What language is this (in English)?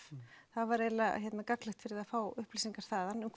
Icelandic